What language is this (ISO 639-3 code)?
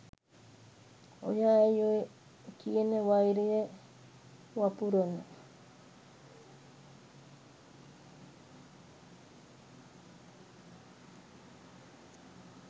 sin